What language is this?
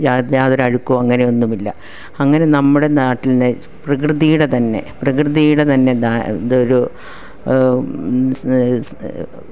Malayalam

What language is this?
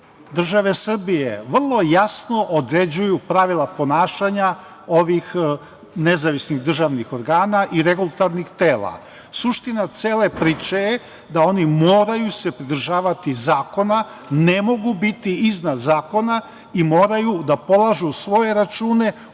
Serbian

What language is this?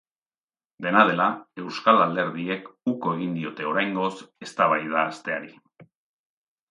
Basque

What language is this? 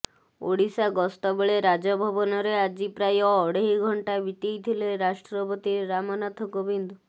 Odia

